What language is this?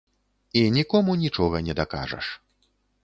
Belarusian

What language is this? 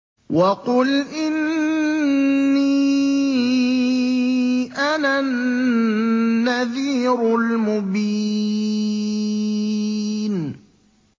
Arabic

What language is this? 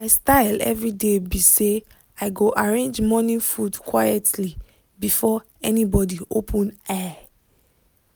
Nigerian Pidgin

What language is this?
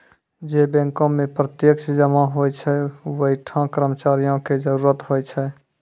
Maithili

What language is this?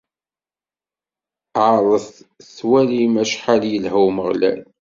Kabyle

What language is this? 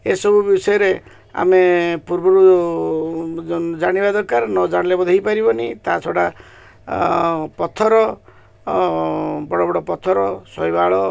Odia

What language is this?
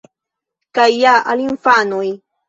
Esperanto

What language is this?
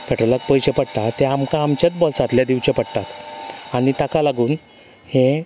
Konkani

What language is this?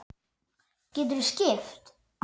Icelandic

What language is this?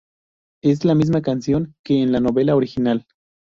Spanish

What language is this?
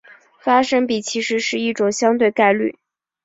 Chinese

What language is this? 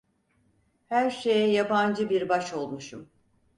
Turkish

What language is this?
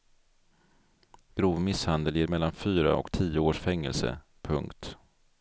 Swedish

